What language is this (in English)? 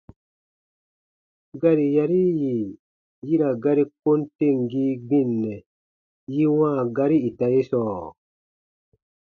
Baatonum